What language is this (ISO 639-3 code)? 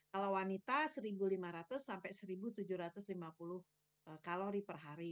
ind